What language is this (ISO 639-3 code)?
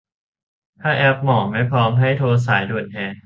tha